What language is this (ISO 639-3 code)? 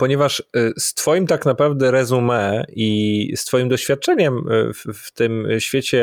pol